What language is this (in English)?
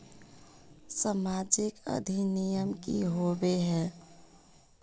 Magahi